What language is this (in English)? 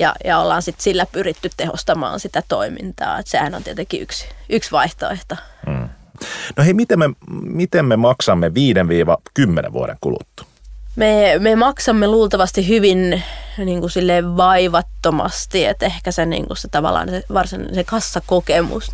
Finnish